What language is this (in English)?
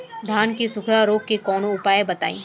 Bhojpuri